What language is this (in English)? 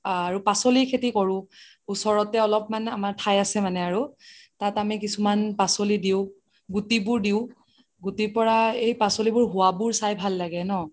Assamese